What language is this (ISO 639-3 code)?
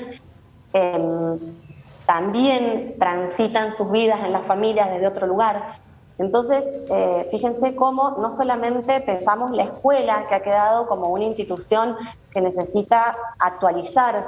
spa